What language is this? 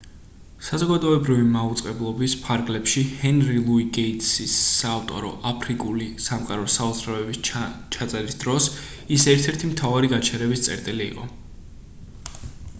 Georgian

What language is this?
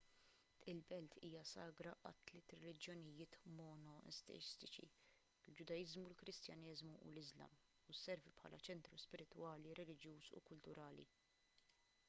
Maltese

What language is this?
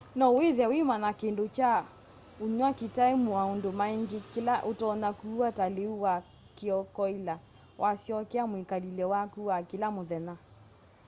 Kamba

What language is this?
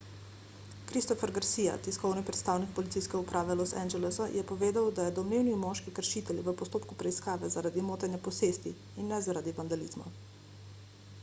Slovenian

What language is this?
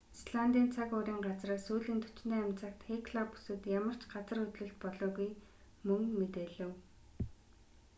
Mongolian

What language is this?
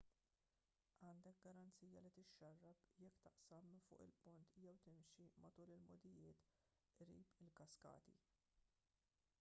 Maltese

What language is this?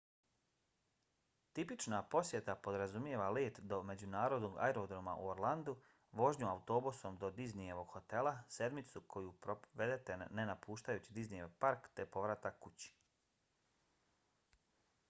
Bosnian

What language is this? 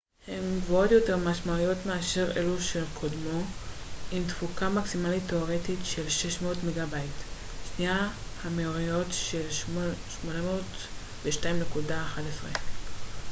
Hebrew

